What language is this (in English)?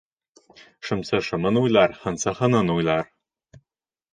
Bashkir